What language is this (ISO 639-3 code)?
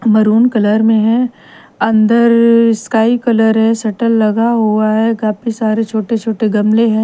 hin